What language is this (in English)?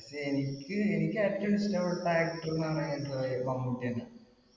Malayalam